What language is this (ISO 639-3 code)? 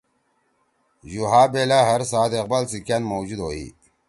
trw